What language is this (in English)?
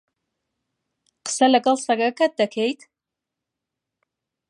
Central Kurdish